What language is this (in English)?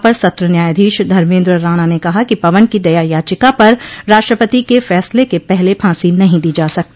Hindi